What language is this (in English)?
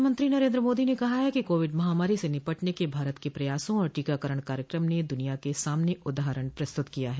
Hindi